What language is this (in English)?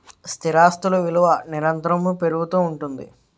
Telugu